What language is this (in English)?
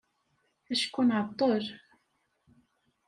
Kabyle